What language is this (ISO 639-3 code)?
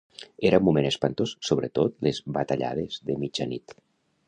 cat